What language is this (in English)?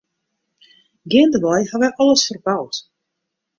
Western Frisian